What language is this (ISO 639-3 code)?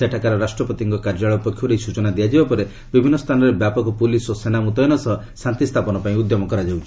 ori